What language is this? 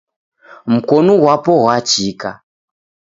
Taita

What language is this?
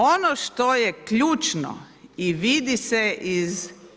Croatian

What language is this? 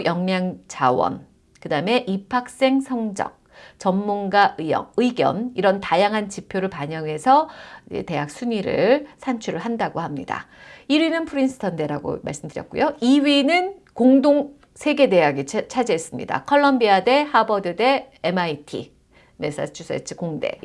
Korean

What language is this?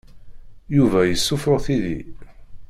Kabyle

